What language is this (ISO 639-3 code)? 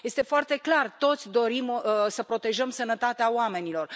ron